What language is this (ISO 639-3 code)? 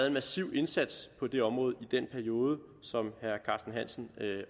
dan